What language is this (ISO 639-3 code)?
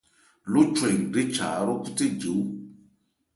ebr